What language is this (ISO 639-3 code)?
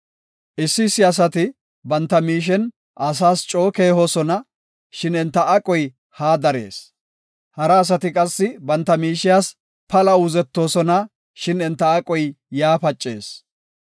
gof